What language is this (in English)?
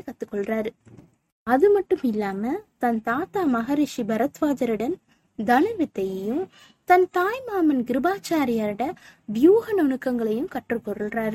Tamil